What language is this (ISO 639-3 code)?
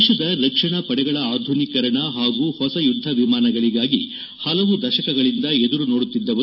kan